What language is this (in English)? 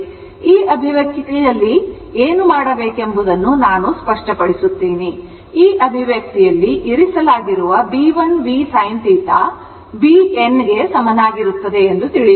Kannada